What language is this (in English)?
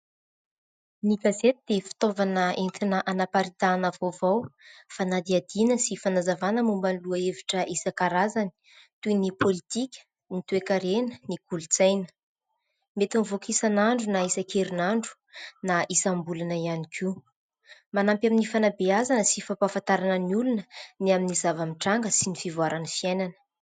Malagasy